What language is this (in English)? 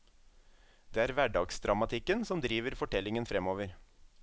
Norwegian